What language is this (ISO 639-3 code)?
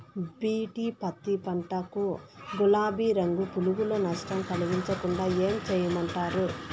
tel